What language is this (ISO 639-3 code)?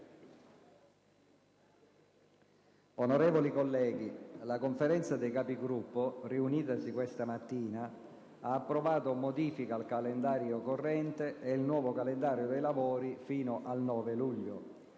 ita